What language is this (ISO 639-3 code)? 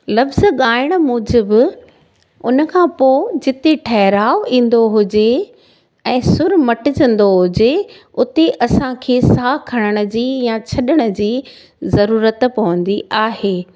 snd